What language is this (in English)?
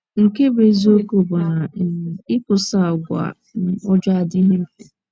Igbo